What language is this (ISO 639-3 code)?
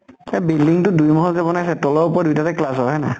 asm